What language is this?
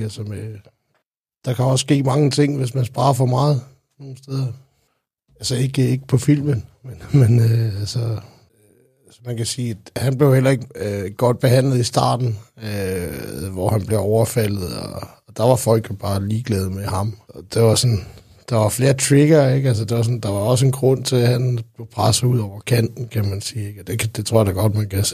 Danish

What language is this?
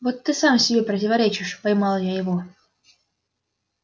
Russian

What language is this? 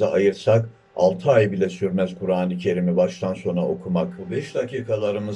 Turkish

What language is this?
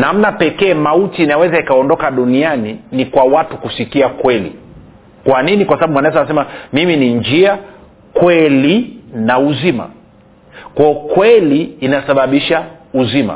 Swahili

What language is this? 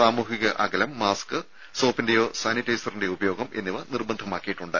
Malayalam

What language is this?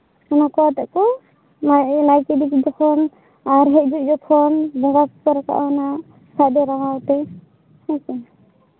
Santali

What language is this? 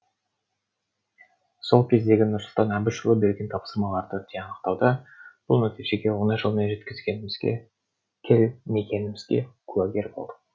Kazakh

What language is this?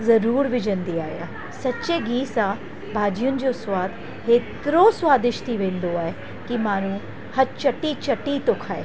Sindhi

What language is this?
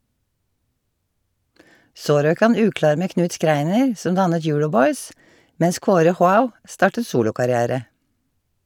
Norwegian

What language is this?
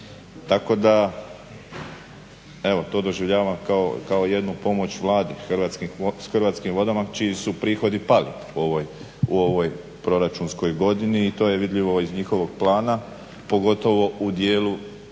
Croatian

